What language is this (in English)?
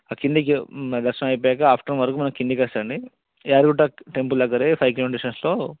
Telugu